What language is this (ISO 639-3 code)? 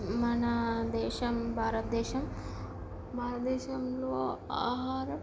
tel